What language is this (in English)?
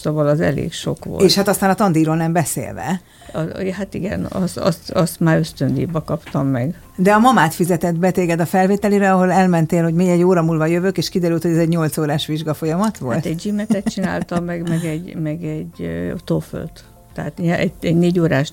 Hungarian